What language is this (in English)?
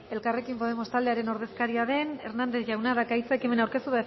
Basque